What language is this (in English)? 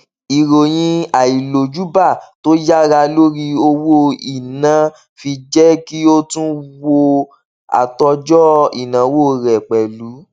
Yoruba